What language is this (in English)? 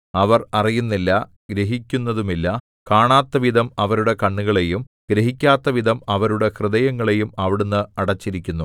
Malayalam